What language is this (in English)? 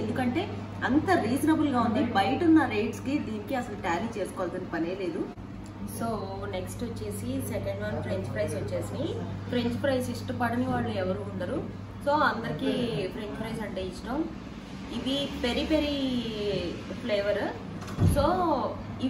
Hindi